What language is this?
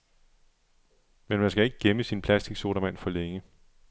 Danish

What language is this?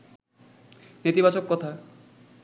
Bangla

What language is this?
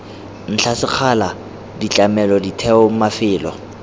Tswana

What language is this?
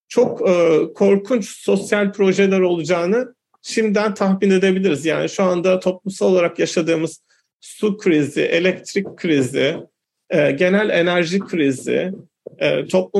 Turkish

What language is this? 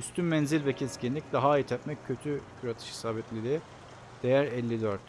Turkish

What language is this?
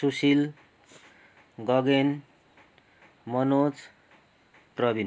Nepali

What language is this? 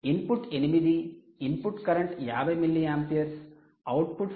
Telugu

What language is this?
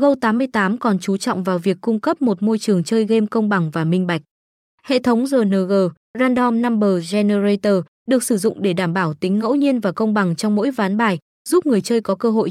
Vietnamese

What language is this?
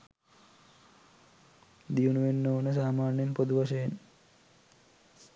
Sinhala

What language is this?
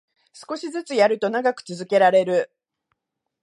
Japanese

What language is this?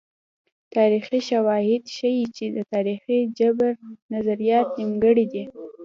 Pashto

